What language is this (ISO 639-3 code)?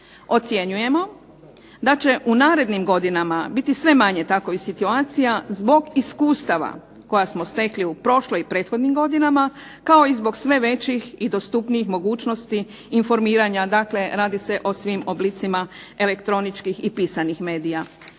hrv